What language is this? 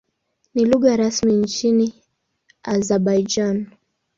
Swahili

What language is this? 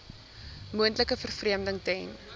Afrikaans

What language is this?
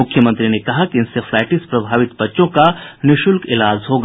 Hindi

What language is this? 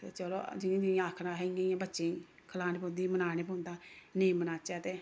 Dogri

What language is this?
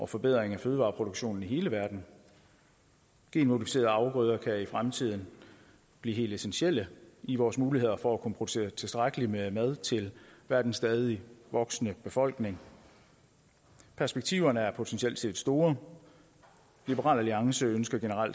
Danish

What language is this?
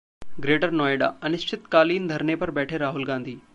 Hindi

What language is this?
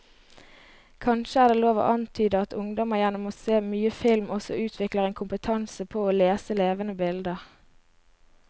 Norwegian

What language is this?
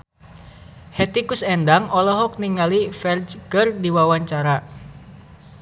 Sundanese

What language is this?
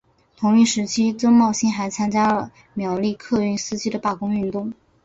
Chinese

